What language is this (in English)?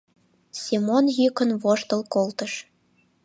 Mari